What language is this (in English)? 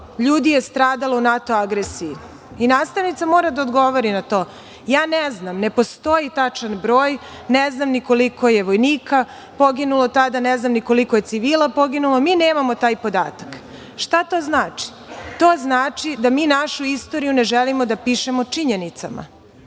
Serbian